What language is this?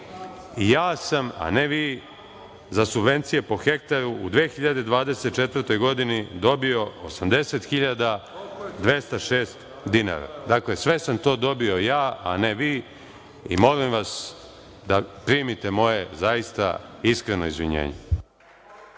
Serbian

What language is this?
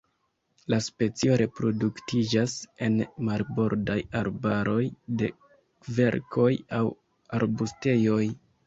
Esperanto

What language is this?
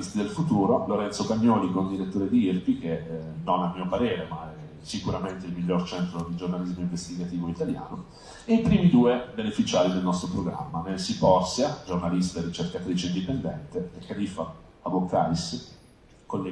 Italian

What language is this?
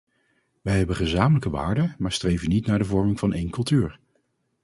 Dutch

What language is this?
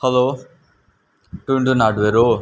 Nepali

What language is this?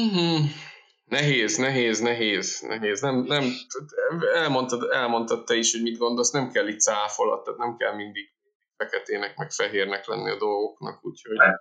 Hungarian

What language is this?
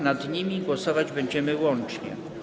Polish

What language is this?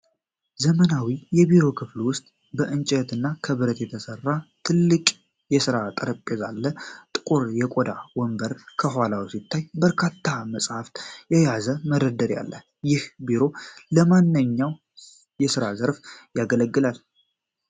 Amharic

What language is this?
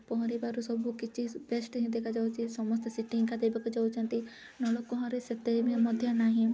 Odia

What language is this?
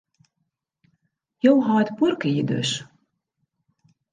Western Frisian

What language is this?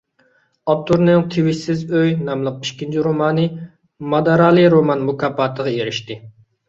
Uyghur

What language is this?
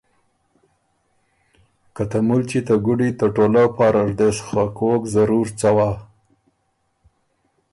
Ormuri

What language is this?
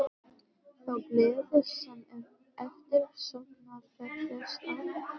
Icelandic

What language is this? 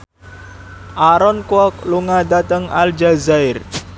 Javanese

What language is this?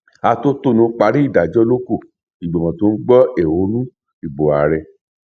Yoruba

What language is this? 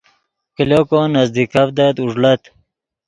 Yidgha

